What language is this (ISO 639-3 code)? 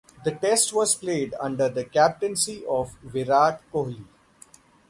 eng